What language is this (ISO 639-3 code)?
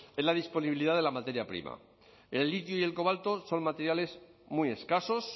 spa